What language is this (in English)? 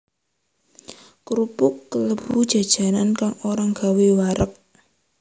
Javanese